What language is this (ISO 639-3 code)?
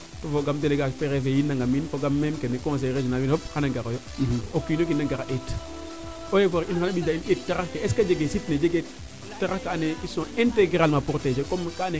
srr